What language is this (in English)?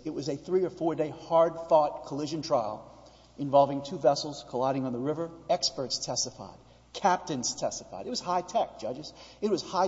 English